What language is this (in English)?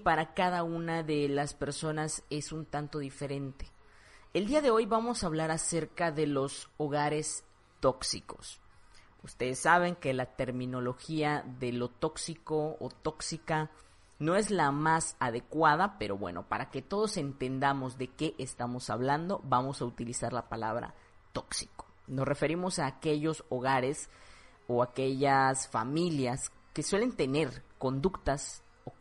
Spanish